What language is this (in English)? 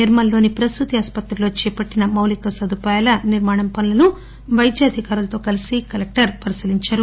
Telugu